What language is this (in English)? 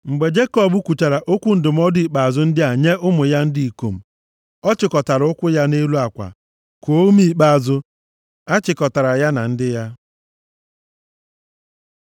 Igbo